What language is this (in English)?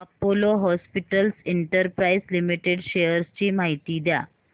Marathi